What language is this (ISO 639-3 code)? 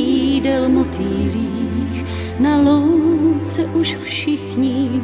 ces